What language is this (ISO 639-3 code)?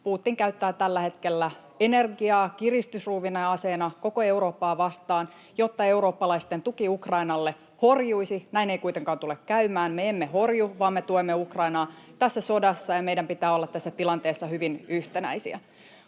fin